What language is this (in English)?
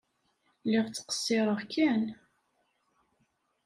Kabyle